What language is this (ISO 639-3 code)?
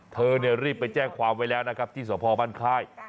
tha